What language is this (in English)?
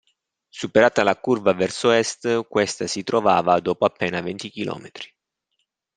Italian